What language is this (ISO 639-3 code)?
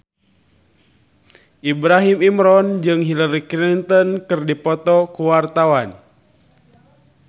sun